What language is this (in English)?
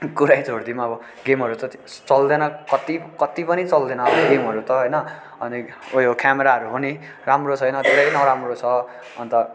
Nepali